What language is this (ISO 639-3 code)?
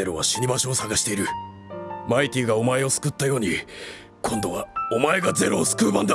jpn